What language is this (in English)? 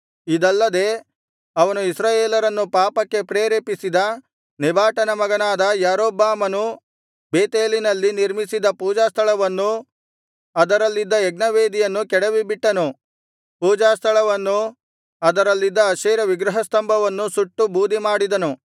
Kannada